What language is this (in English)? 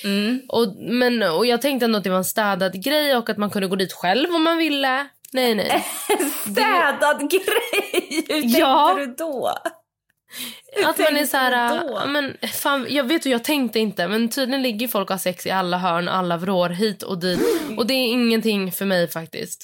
Swedish